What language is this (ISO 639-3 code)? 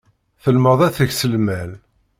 kab